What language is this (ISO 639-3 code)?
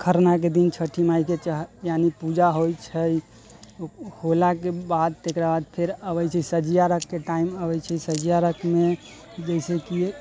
mai